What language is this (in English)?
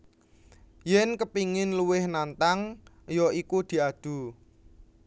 Javanese